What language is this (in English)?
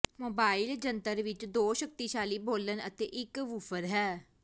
Punjabi